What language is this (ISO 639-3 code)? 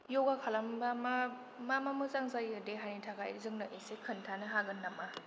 brx